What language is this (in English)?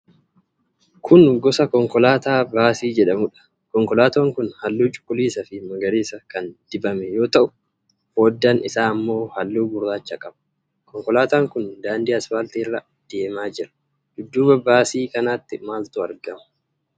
Oromo